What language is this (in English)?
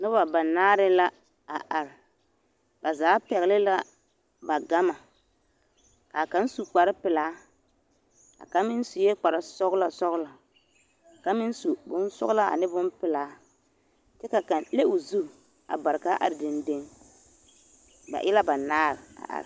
Southern Dagaare